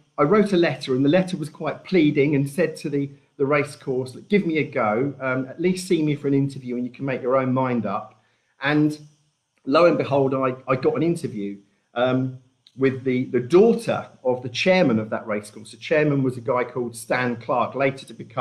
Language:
English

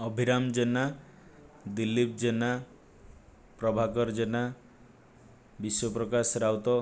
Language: Odia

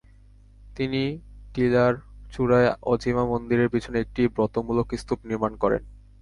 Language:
Bangla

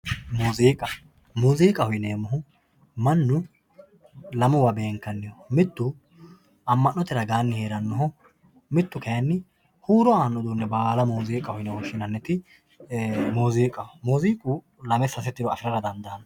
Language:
Sidamo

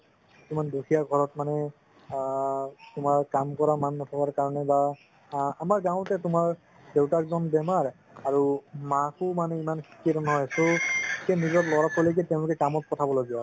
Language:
Assamese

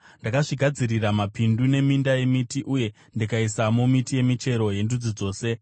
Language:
Shona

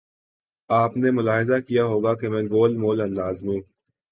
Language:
Urdu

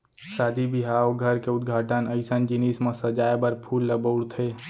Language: Chhattisgarhi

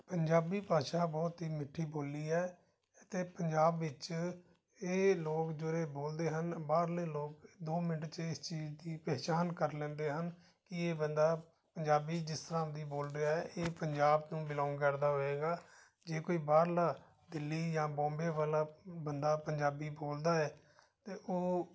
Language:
Punjabi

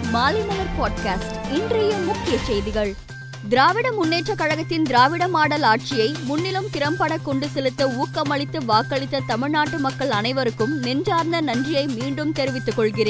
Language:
Tamil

